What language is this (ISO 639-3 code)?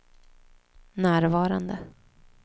swe